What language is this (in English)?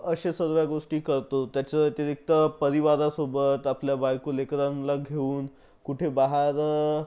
Marathi